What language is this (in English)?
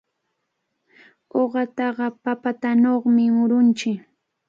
Cajatambo North Lima Quechua